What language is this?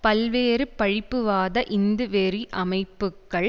Tamil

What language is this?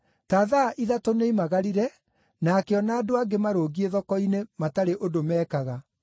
Kikuyu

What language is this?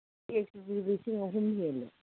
Manipuri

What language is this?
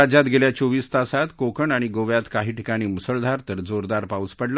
Marathi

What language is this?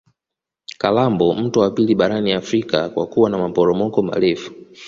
Swahili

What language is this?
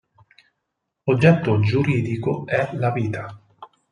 Italian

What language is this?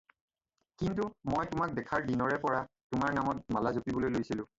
Assamese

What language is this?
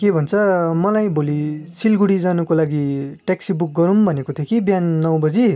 Nepali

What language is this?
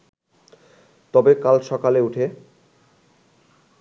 Bangla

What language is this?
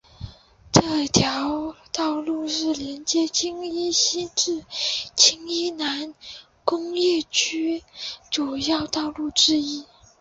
Chinese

